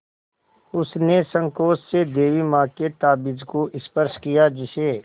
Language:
Hindi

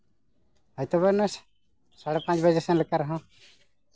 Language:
Santali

